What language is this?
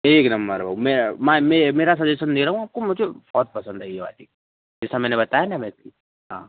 Hindi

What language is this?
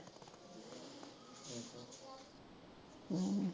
Punjabi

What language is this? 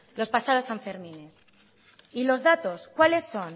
Spanish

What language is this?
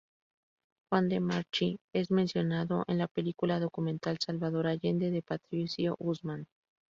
Spanish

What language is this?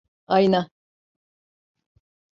Turkish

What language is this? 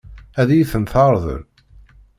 Kabyle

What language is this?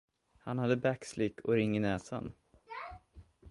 Swedish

